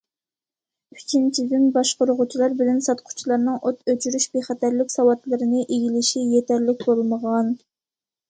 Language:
Uyghur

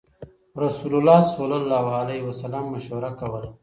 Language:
Pashto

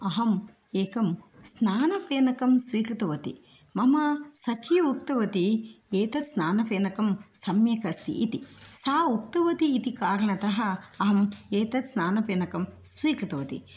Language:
Sanskrit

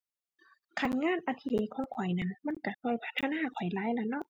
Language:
Thai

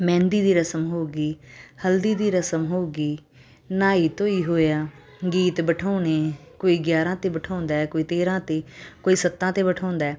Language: Punjabi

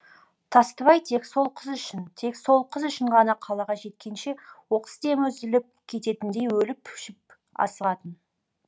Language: Kazakh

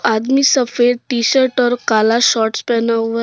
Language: Hindi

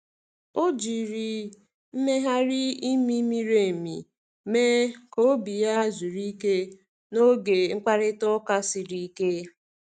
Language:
Igbo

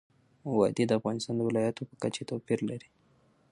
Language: Pashto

